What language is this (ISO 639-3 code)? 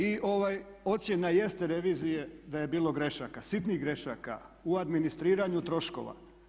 hrv